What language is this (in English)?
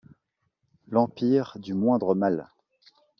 French